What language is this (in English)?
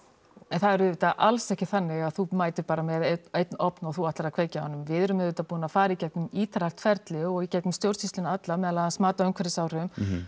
Icelandic